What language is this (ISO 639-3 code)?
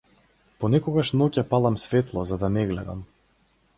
mkd